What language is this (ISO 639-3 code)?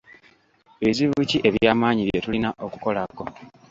lug